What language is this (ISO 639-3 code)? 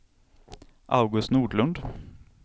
swe